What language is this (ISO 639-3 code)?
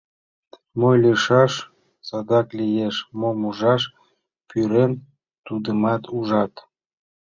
chm